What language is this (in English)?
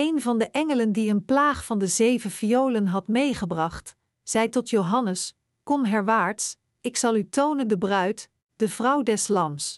Dutch